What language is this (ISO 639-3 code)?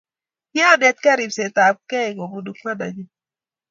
kln